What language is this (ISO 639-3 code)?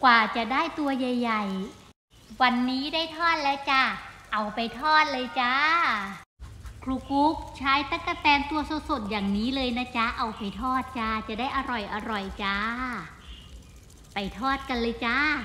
tha